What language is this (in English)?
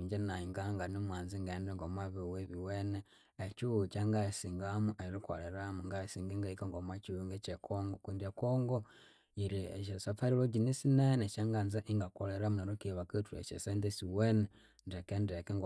Konzo